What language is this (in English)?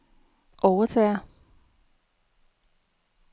Danish